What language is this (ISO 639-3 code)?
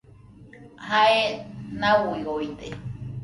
hux